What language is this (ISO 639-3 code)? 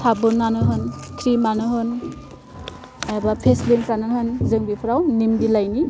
brx